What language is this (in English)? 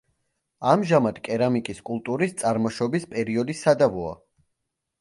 Georgian